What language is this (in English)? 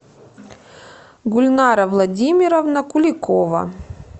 Russian